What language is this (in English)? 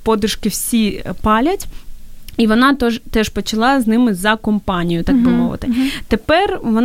Ukrainian